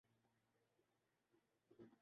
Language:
Urdu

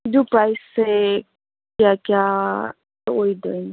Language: Manipuri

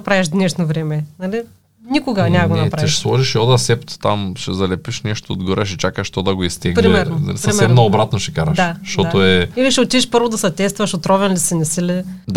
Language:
Bulgarian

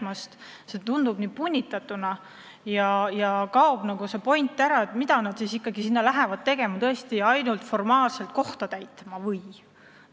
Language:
Estonian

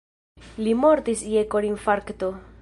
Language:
Esperanto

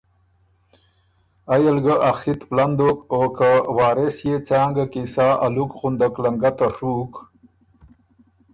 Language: Ormuri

